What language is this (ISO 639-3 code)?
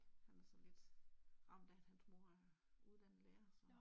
dan